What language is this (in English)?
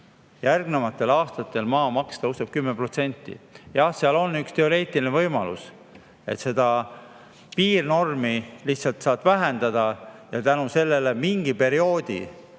Estonian